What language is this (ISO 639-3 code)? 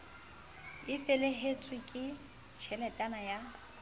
sot